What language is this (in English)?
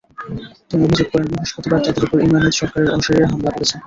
Bangla